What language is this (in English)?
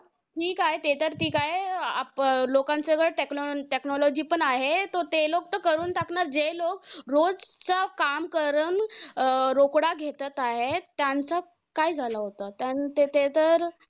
Marathi